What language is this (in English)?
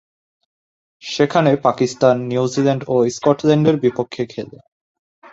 Bangla